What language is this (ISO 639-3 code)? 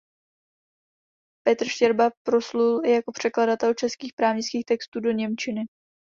ces